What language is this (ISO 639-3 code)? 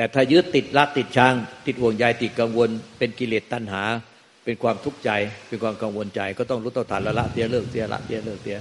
tha